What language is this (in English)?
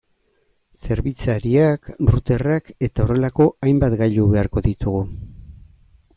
Basque